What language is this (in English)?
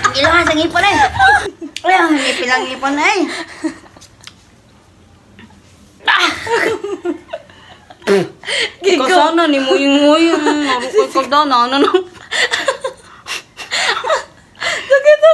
Filipino